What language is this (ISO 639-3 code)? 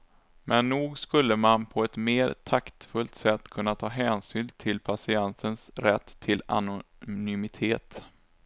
swe